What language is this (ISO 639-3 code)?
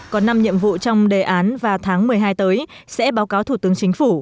vie